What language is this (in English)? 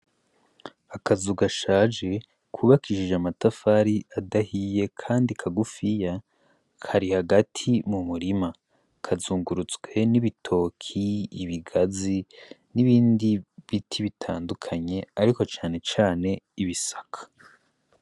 Rundi